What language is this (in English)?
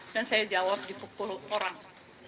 Indonesian